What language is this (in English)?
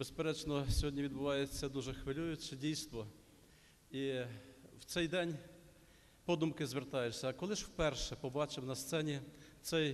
Ukrainian